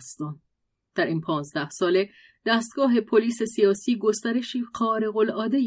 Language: Persian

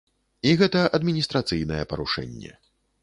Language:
Belarusian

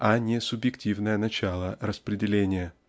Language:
Russian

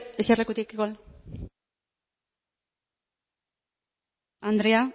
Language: Basque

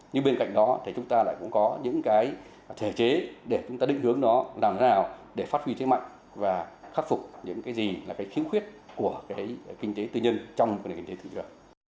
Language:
Vietnamese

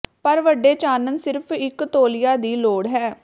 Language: Punjabi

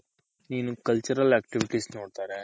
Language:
Kannada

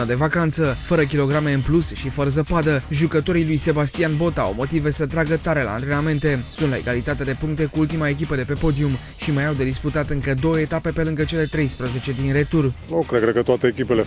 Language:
Romanian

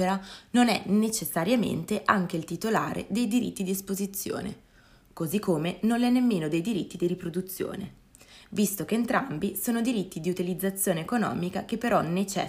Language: Italian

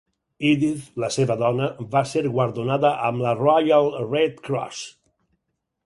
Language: Catalan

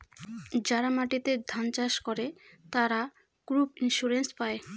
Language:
Bangla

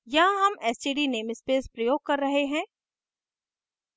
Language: Hindi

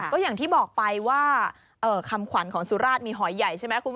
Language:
Thai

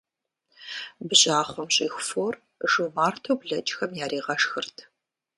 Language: Kabardian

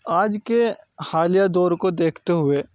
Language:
Urdu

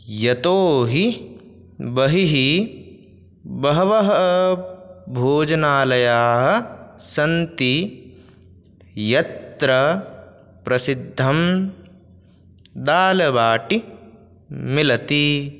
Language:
Sanskrit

